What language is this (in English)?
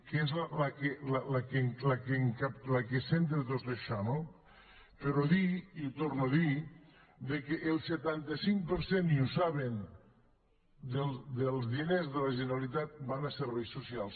Catalan